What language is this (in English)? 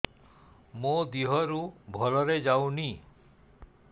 Odia